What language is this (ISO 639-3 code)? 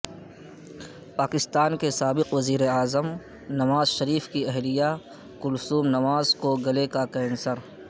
urd